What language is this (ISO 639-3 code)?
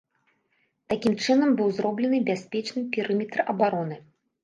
bel